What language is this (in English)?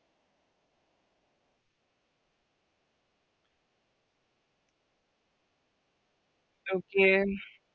Malayalam